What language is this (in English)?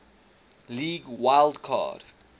English